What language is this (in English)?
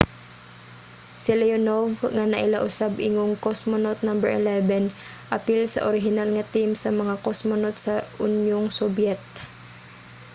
Cebuano